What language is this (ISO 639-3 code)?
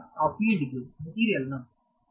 kan